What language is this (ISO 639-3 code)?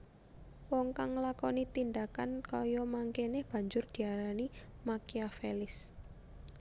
jav